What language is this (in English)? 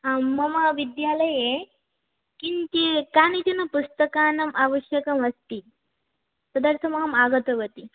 Sanskrit